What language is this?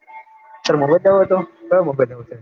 Gujarati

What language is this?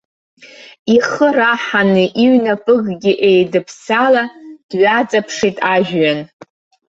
Abkhazian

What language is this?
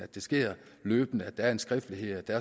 Danish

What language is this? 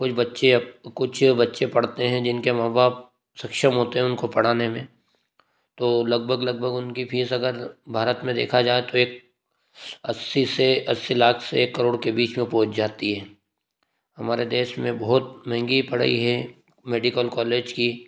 Hindi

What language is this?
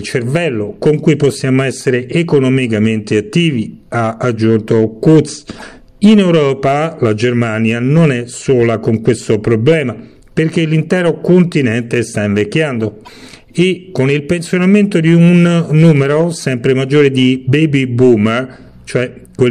Italian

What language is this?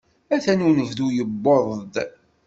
Kabyle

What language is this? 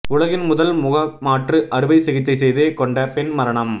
Tamil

